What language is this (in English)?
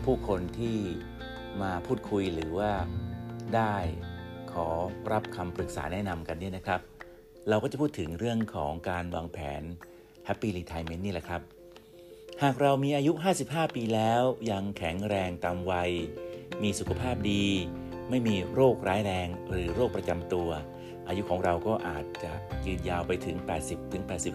Thai